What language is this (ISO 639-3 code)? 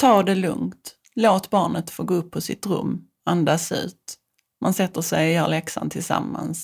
swe